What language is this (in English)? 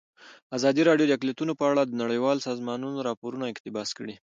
Pashto